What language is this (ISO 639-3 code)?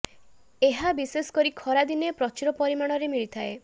ori